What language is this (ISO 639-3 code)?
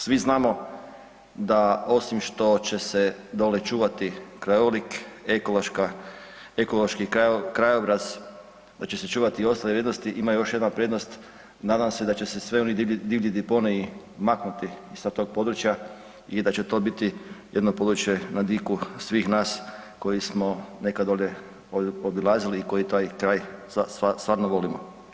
hrv